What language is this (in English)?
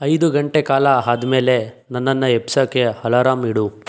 Kannada